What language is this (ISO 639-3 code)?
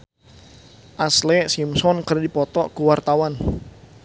sun